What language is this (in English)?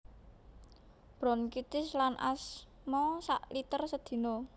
Javanese